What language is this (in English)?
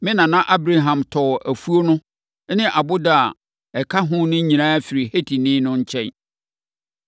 Akan